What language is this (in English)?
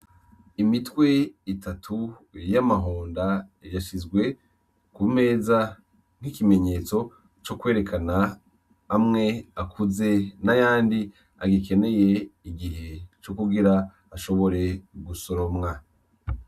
Rundi